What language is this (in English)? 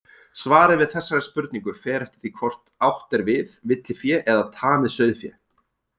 Icelandic